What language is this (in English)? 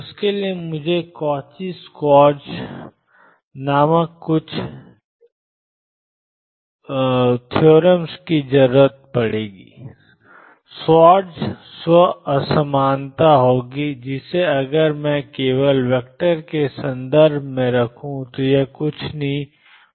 Hindi